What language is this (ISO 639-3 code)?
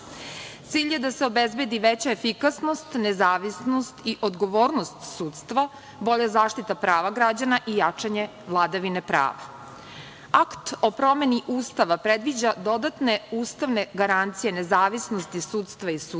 srp